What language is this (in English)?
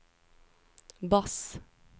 Norwegian